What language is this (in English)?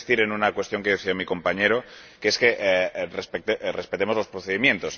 Spanish